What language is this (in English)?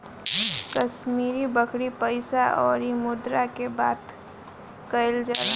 Bhojpuri